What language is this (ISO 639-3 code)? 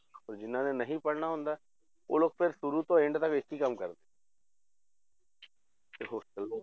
pan